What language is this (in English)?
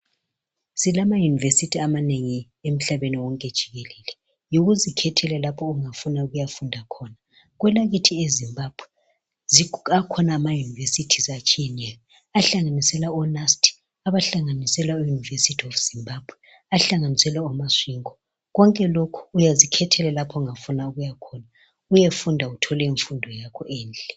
North Ndebele